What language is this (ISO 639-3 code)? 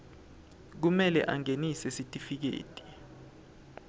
ssw